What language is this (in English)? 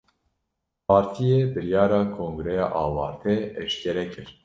Kurdish